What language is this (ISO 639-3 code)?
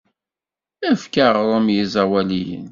kab